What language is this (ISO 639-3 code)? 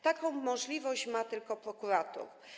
pol